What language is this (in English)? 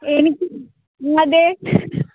Malayalam